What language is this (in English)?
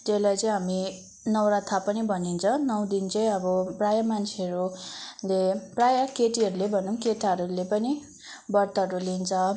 Nepali